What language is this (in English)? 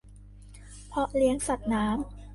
Thai